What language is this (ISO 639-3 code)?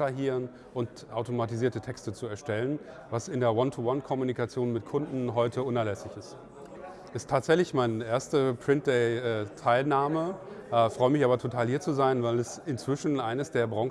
deu